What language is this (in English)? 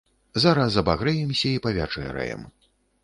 Belarusian